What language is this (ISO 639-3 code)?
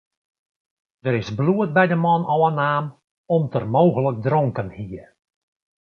fry